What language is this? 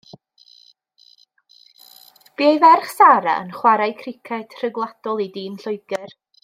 Welsh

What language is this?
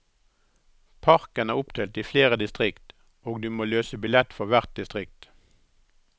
Norwegian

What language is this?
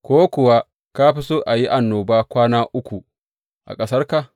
Hausa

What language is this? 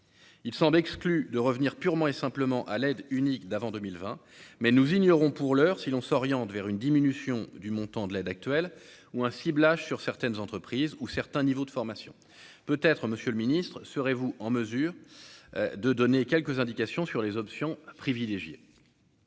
French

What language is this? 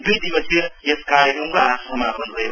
Nepali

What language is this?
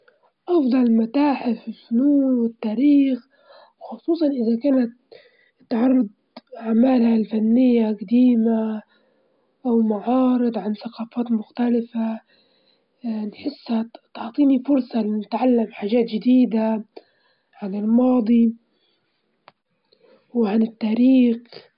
Libyan Arabic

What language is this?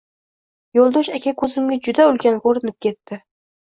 Uzbek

